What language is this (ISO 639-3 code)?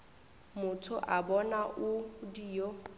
nso